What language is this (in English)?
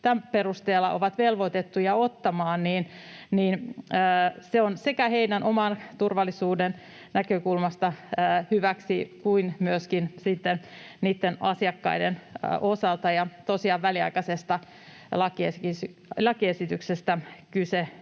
Finnish